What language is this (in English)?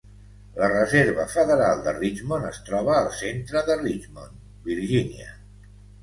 Catalan